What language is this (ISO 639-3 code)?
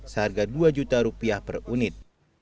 ind